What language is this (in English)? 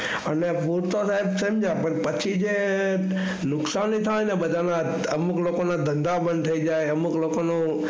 Gujarati